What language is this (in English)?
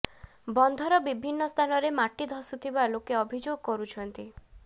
Odia